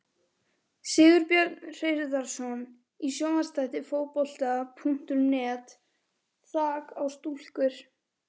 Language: Icelandic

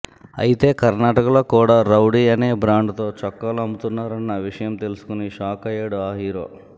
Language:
Telugu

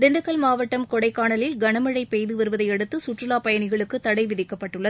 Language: Tamil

